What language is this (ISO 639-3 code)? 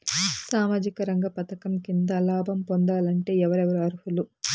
tel